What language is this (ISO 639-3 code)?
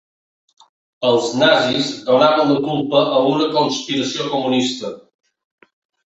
cat